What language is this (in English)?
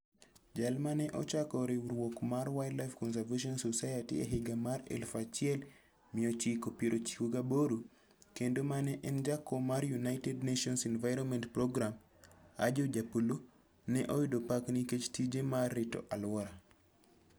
Luo (Kenya and Tanzania)